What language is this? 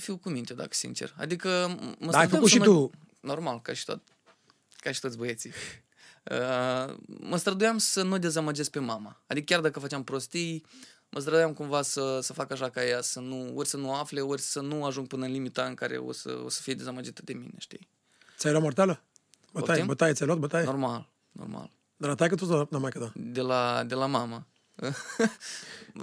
Romanian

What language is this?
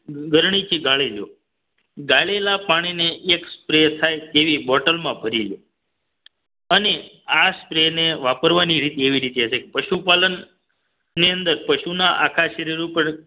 Gujarati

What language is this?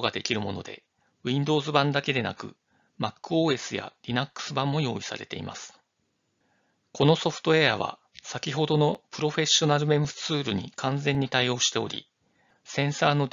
Japanese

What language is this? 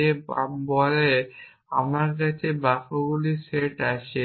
Bangla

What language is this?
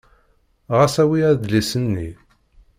Kabyle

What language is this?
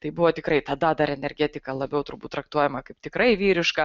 Lithuanian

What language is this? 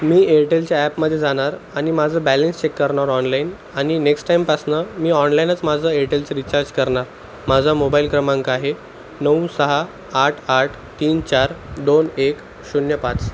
Marathi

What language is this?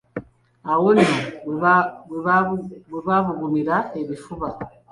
Ganda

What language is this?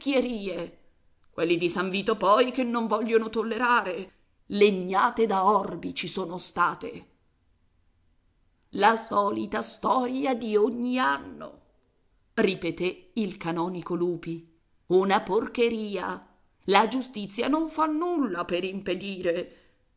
Italian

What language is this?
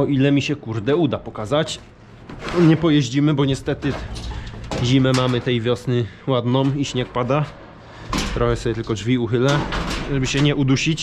Polish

